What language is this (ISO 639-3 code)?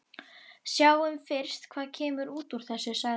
isl